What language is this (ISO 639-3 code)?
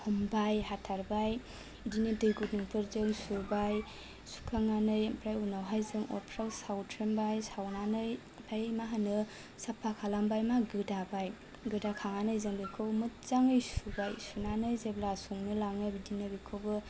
brx